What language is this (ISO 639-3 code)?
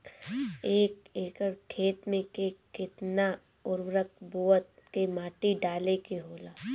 bho